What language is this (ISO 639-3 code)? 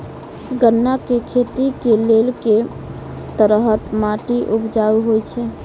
mai